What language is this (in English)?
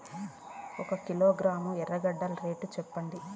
Telugu